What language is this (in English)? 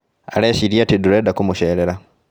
Kikuyu